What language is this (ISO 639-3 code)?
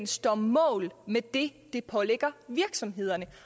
dan